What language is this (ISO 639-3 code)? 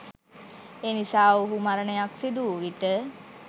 sin